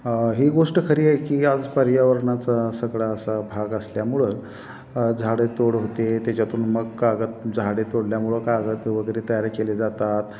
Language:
Marathi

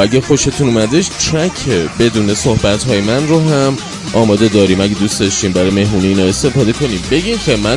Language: Persian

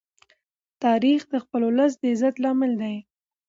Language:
Pashto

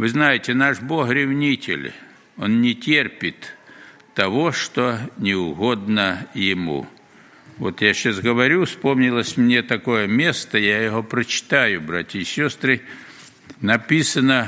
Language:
Russian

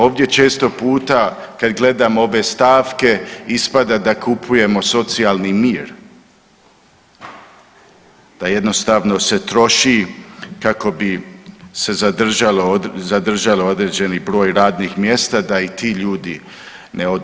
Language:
Croatian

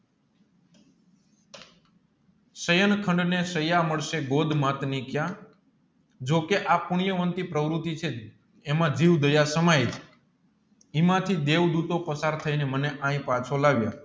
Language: Gujarati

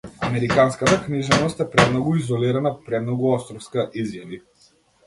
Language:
Macedonian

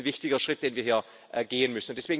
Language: German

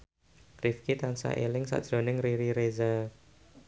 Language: Javanese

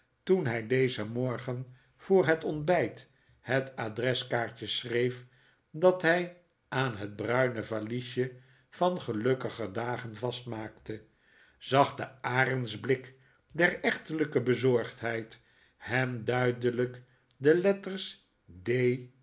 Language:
Dutch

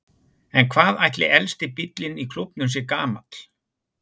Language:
Icelandic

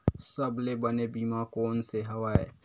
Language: Chhattisgarhi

